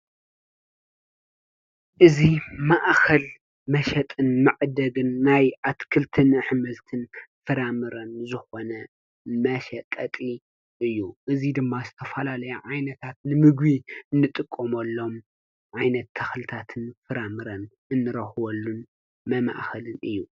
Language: Tigrinya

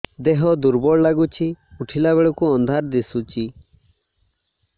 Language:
Odia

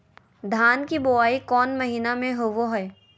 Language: Magahi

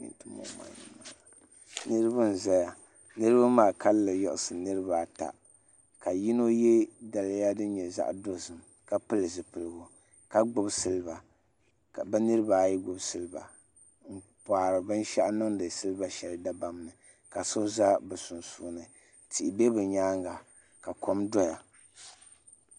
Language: Dagbani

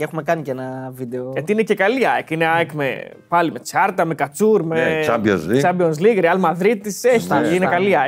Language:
Greek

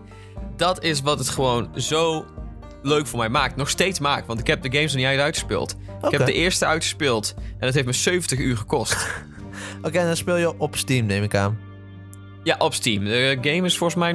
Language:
Dutch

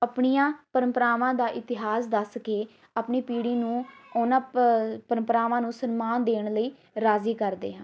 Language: Punjabi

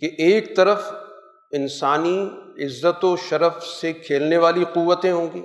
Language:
Urdu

